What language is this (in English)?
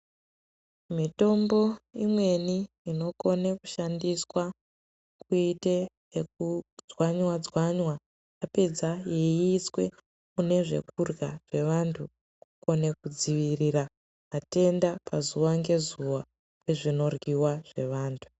Ndau